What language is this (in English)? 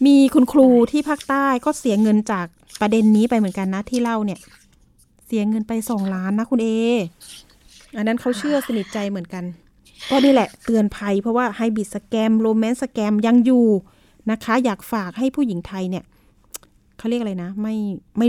Thai